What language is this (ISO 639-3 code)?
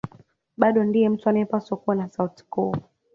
swa